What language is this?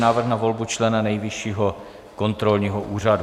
Czech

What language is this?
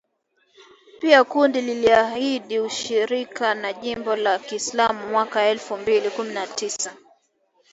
Swahili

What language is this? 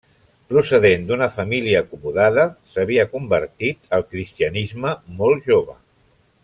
Catalan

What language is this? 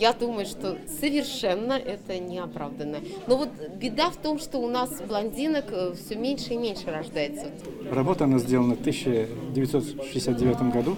Russian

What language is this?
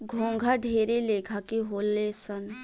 Bhojpuri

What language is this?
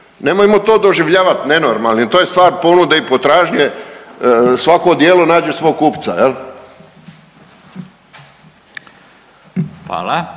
Croatian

